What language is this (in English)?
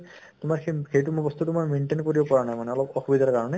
Assamese